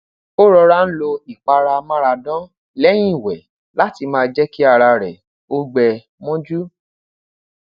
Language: Yoruba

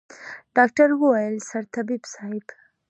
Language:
Pashto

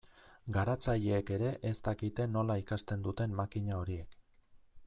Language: Basque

